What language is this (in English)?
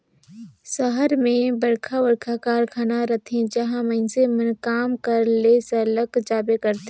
Chhattisgarhi